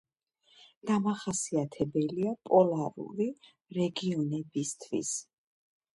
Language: Georgian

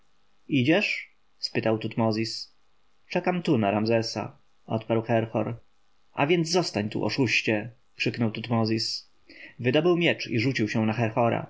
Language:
Polish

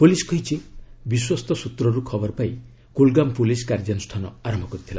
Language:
Odia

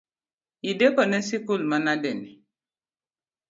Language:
Luo (Kenya and Tanzania)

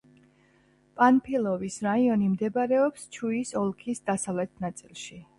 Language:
Georgian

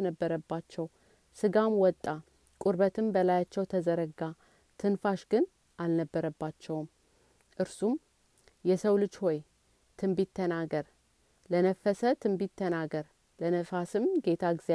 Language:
Amharic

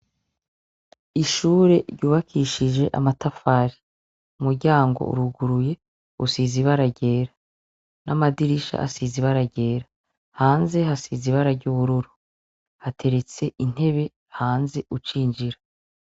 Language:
Rundi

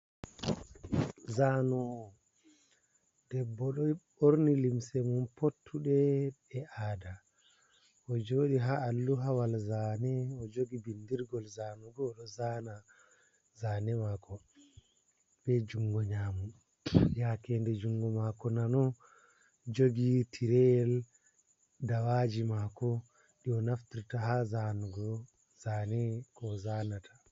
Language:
Fula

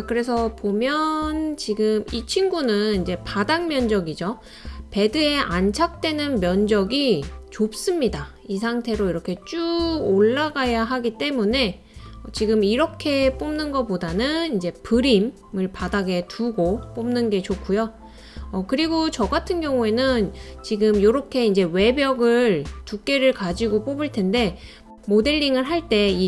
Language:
Korean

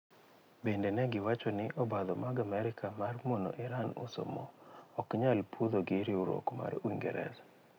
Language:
Luo (Kenya and Tanzania)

